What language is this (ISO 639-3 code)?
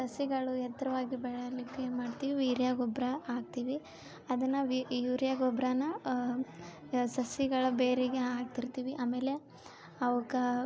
kan